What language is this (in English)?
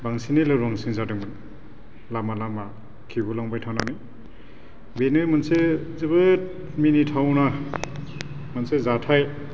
Bodo